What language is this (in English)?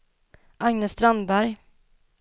Swedish